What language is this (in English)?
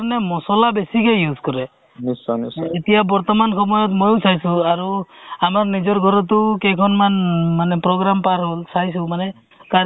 Assamese